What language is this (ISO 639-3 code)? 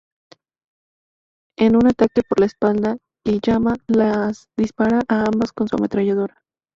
spa